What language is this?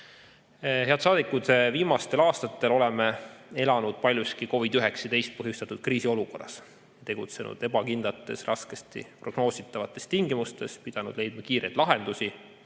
Estonian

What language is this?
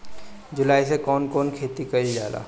Bhojpuri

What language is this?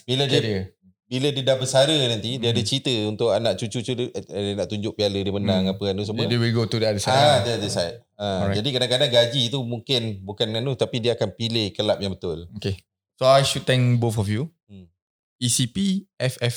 Malay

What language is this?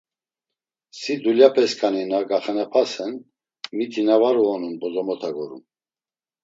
Laz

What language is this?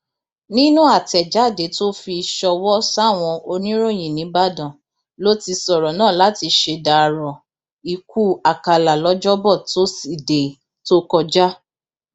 Yoruba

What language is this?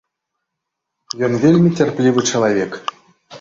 Belarusian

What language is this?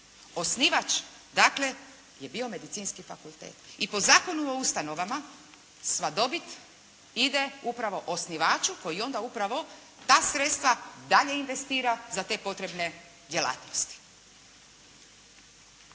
Croatian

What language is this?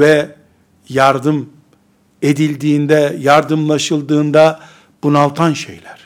Turkish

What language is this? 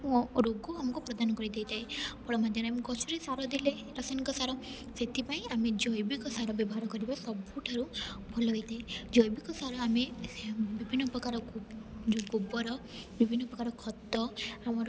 Odia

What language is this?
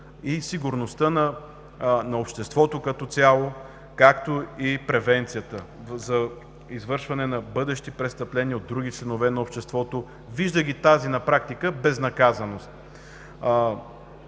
Bulgarian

